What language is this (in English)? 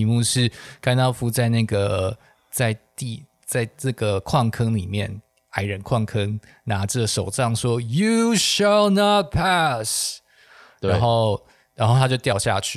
Chinese